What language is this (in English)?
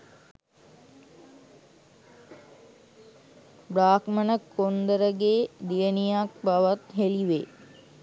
Sinhala